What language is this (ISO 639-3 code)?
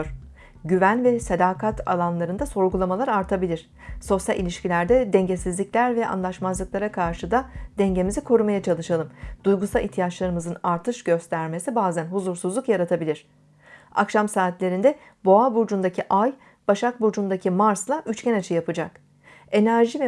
tur